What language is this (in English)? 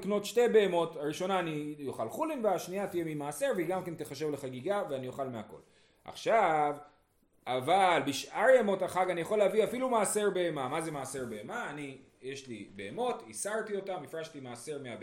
Hebrew